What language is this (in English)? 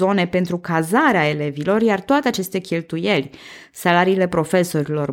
Romanian